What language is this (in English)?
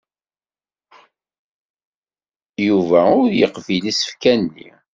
Kabyle